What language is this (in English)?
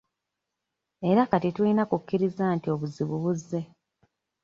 Ganda